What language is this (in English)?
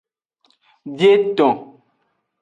Aja (Benin)